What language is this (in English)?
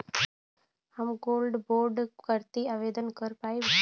Bhojpuri